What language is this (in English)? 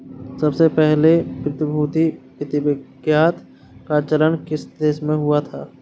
Hindi